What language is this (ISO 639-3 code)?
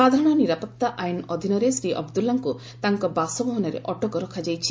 ori